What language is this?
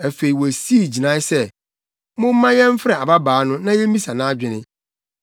Akan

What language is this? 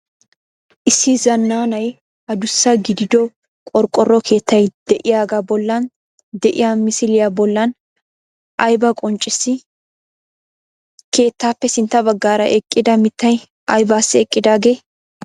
Wolaytta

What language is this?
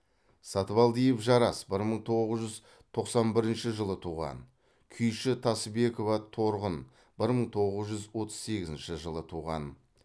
Kazakh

